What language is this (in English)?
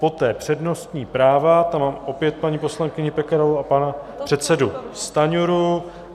Czech